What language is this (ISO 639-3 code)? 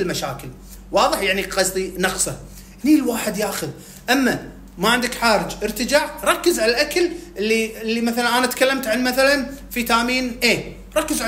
ara